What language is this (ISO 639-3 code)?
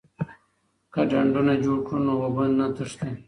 pus